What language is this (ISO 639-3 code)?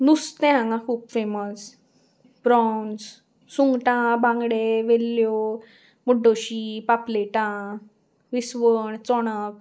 kok